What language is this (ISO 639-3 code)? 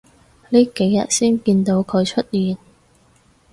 yue